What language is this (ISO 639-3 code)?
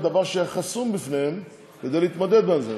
heb